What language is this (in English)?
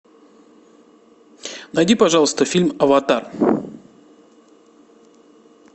Russian